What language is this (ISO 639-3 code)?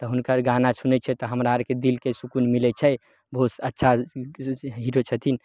mai